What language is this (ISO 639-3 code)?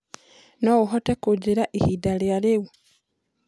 kik